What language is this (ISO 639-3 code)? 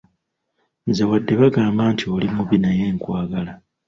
lug